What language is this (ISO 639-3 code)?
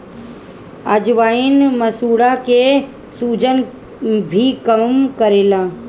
bho